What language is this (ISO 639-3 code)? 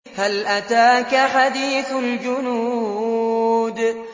ara